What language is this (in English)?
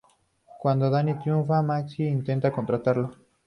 Spanish